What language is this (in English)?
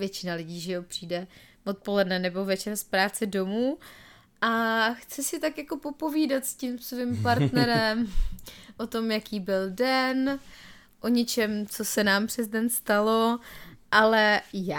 Czech